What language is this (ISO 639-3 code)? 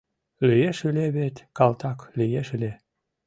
chm